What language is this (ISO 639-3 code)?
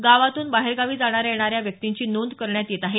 mar